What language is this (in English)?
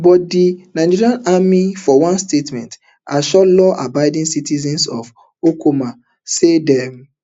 Nigerian Pidgin